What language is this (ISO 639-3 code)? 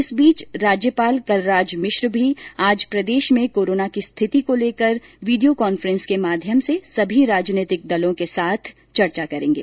hin